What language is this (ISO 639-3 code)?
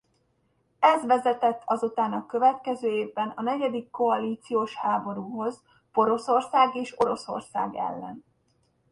hun